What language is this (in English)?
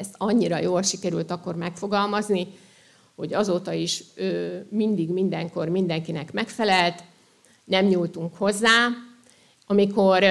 Hungarian